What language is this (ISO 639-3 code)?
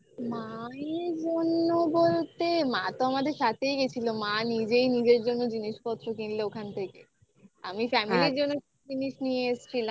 ben